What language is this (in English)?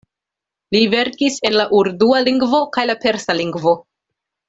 Esperanto